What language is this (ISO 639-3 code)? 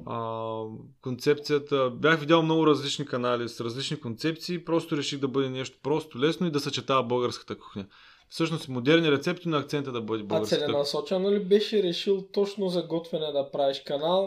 bul